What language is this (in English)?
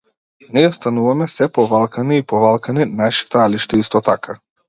Macedonian